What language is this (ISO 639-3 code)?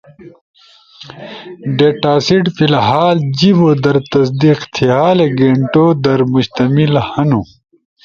ush